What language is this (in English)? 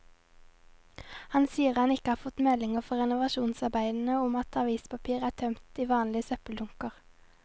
Norwegian